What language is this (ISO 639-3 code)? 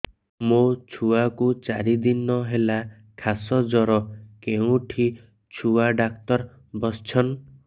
ori